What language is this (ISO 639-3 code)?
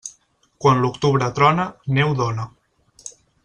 cat